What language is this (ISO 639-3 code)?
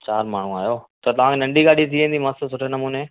snd